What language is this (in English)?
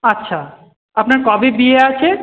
Bangla